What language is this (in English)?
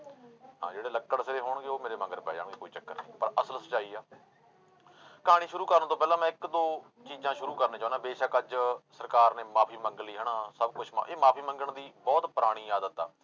Punjabi